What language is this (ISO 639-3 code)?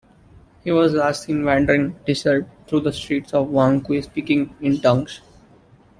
eng